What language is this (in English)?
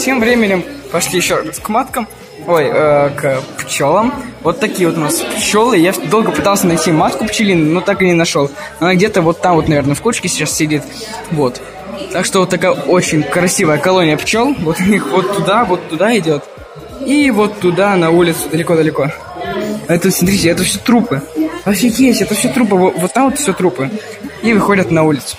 Russian